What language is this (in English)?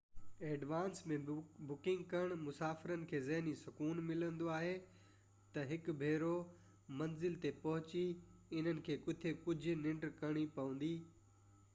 Sindhi